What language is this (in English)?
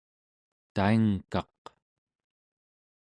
Central Yupik